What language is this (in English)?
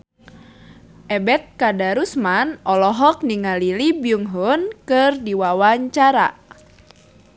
Sundanese